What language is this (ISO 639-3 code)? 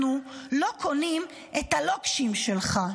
heb